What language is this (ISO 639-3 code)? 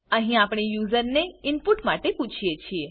guj